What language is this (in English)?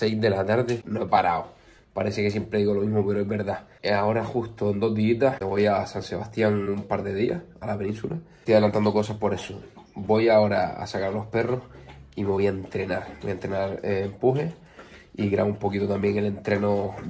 Spanish